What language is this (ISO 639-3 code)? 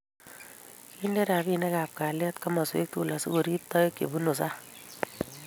kln